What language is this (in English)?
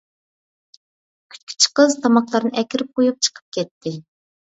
Uyghur